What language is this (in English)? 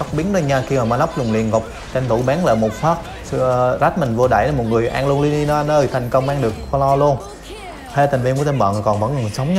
Vietnamese